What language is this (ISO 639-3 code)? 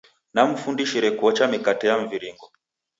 dav